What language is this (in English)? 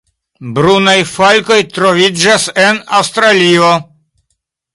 Esperanto